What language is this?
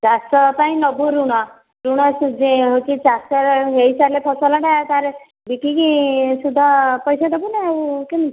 Odia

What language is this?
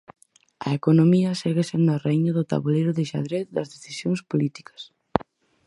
Galician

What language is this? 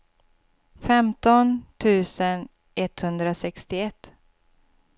Swedish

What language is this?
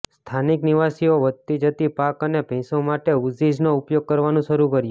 Gujarati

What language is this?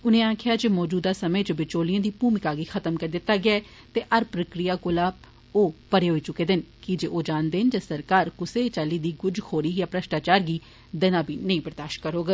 Dogri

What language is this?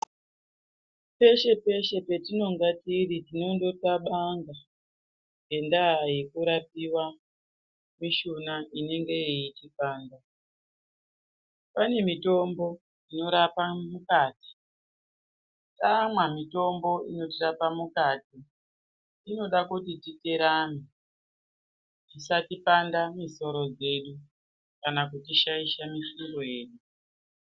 Ndau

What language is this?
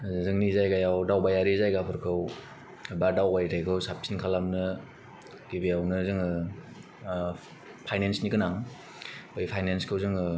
Bodo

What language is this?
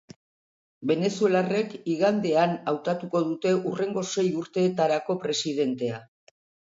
Basque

